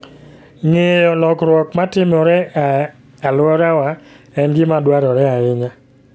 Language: Luo (Kenya and Tanzania)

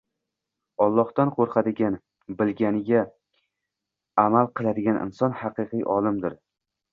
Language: Uzbek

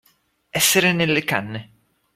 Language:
Italian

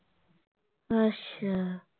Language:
Punjabi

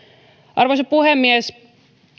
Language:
Finnish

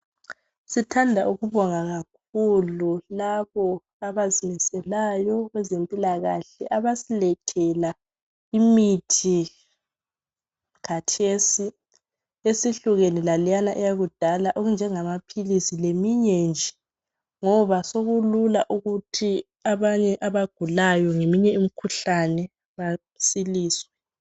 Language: North Ndebele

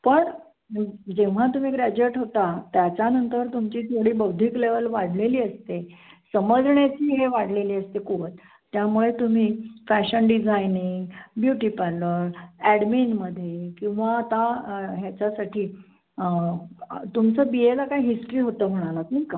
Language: Marathi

